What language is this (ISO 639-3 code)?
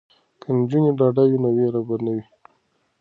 pus